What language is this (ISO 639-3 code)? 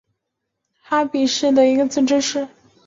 zho